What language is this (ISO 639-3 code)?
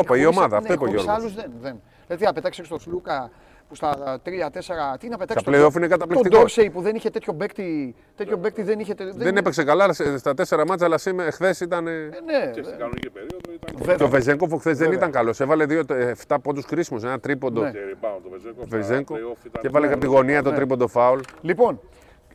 ell